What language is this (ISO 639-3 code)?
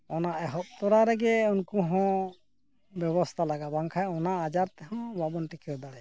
sat